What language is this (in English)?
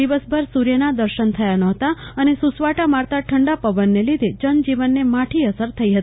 Gujarati